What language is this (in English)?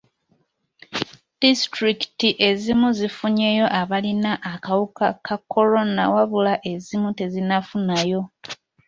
Ganda